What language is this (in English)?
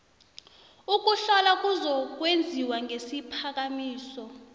South Ndebele